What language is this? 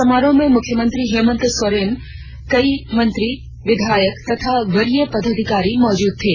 Hindi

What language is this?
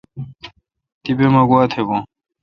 Kalkoti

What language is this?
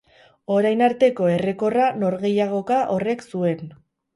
Basque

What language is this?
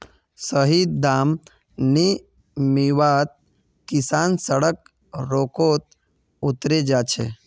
Magahi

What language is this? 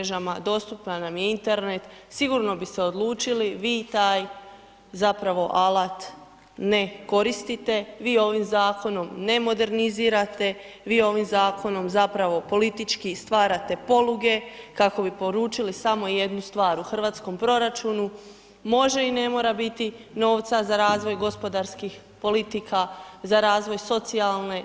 Croatian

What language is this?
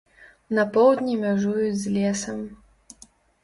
Belarusian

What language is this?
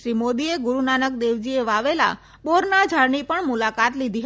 Gujarati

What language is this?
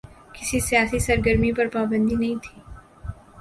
Urdu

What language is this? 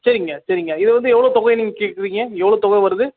Tamil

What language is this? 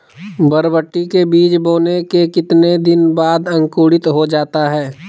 Magahi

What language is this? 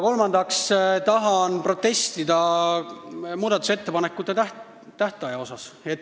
Estonian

